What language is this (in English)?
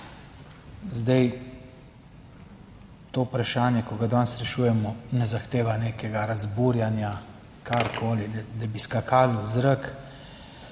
Slovenian